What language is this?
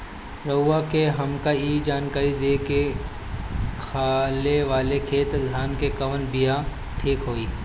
Bhojpuri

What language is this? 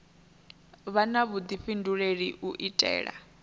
Venda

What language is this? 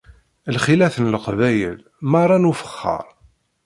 Kabyle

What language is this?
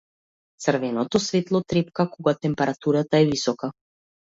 Macedonian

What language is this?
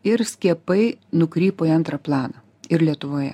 Lithuanian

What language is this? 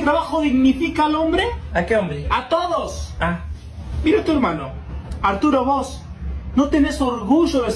Spanish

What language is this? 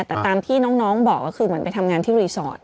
Thai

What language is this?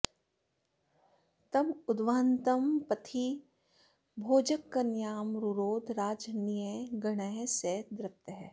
Sanskrit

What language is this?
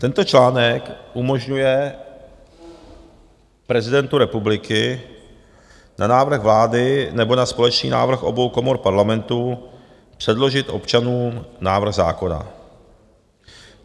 Czech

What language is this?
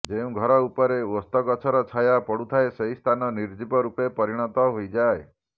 Odia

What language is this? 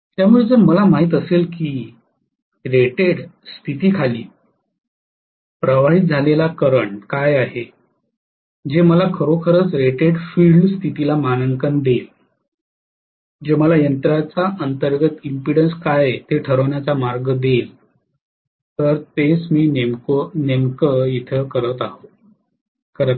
Marathi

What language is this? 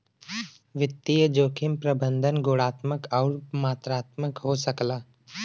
Bhojpuri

